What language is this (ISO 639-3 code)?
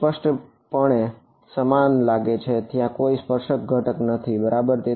guj